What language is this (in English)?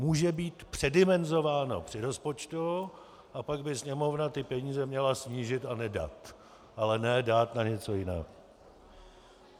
Czech